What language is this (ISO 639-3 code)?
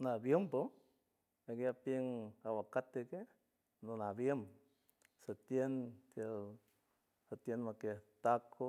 hue